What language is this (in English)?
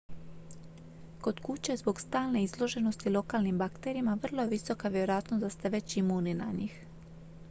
Croatian